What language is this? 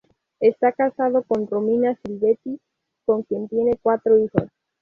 Spanish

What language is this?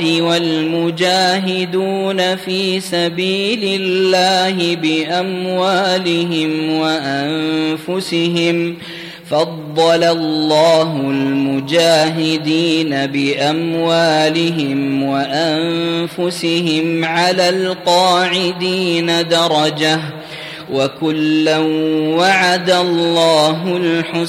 Arabic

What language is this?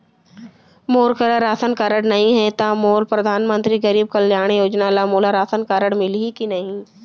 Chhattisgarhi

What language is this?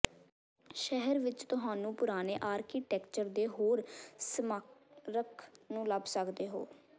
Punjabi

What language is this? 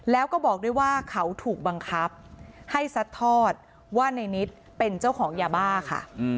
Thai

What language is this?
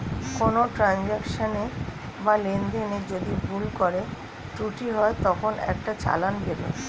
Bangla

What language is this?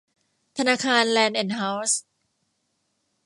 Thai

